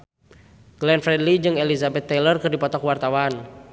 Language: Sundanese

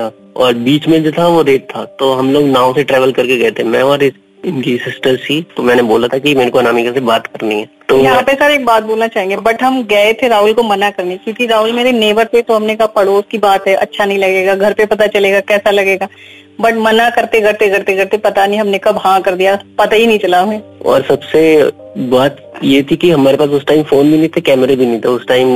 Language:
Hindi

